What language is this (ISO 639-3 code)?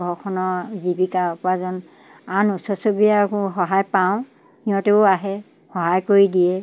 asm